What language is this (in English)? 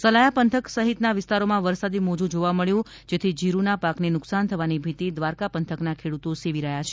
Gujarati